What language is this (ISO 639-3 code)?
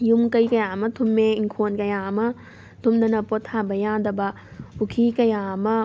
mni